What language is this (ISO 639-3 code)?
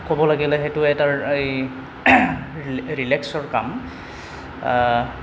asm